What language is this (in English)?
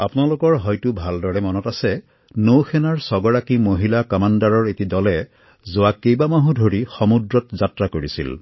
Assamese